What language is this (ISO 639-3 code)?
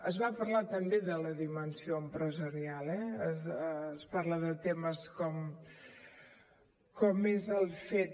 cat